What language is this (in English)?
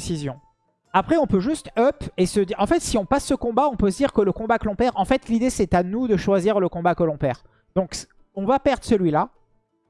French